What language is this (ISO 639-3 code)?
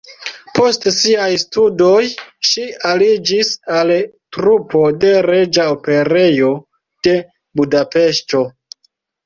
epo